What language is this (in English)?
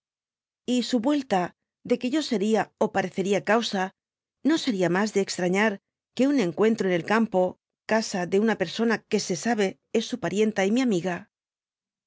Spanish